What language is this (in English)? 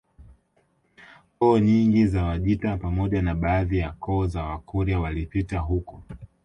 Swahili